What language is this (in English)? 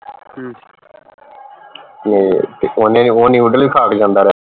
Punjabi